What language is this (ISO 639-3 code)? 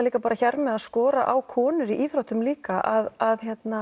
isl